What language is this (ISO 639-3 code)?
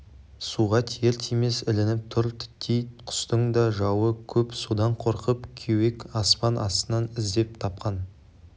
kaz